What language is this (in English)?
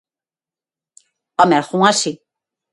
Galician